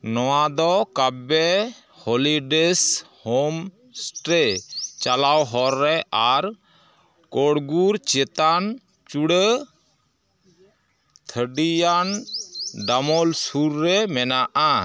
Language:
Santali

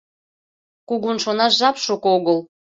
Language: Mari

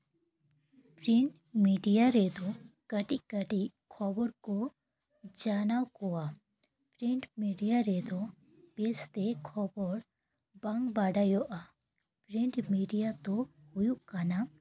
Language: Santali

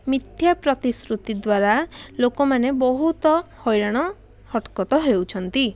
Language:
Odia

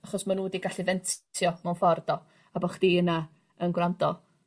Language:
Welsh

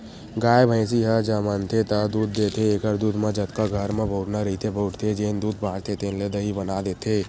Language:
Chhattisgarhi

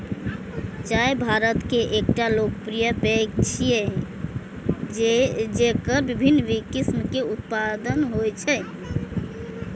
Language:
Maithili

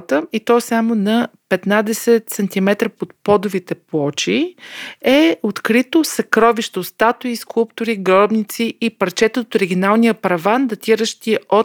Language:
Bulgarian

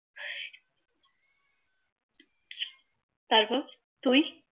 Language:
Bangla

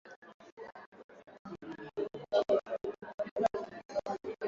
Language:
Swahili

